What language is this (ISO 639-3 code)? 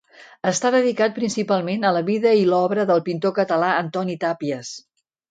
cat